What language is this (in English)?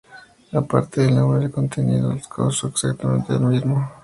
Spanish